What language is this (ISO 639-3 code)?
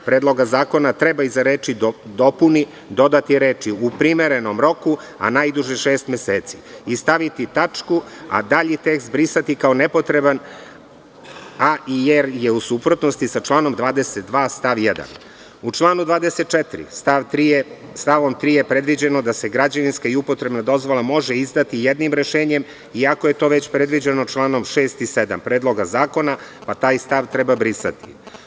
srp